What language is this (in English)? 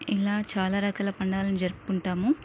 Telugu